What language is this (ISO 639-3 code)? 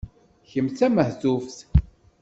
kab